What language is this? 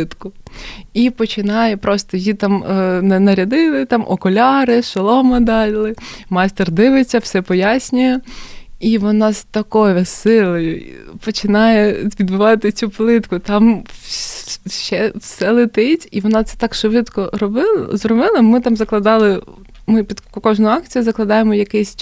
Ukrainian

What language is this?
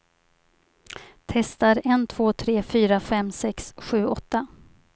Swedish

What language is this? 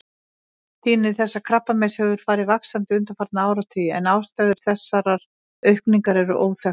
Icelandic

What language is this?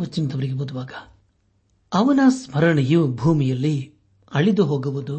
Kannada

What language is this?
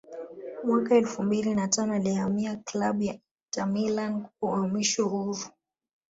Swahili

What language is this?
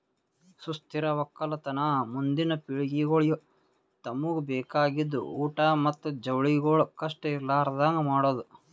Kannada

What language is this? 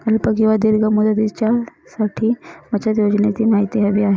Marathi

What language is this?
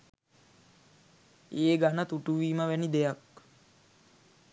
Sinhala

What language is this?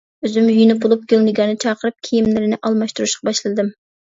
Uyghur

